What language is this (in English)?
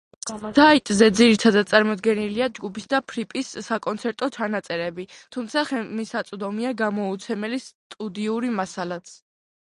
Georgian